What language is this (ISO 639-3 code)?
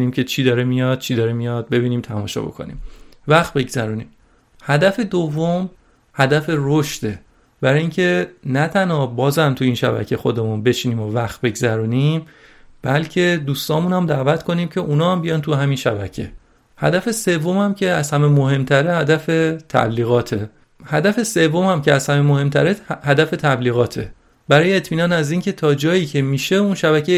fas